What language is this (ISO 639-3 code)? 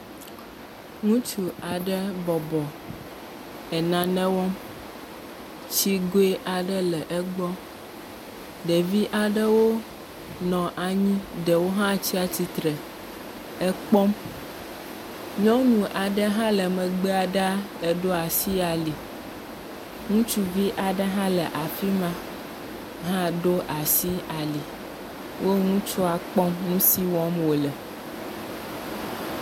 ewe